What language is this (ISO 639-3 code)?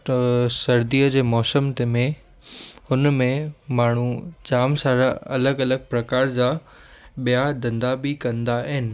snd